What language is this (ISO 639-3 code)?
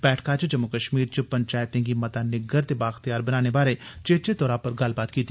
doi